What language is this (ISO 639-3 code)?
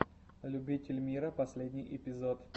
rus